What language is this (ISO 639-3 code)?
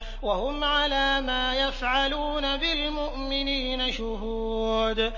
ara